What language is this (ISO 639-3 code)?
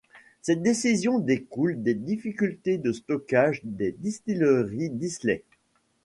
fra